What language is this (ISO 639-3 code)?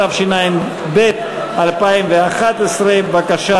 heb